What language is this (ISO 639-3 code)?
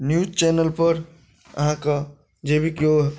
mai